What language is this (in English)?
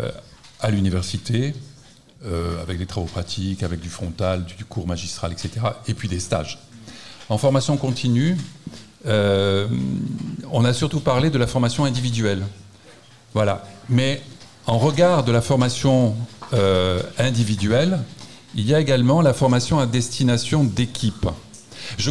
French